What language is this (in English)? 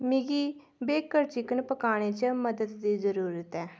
Dogri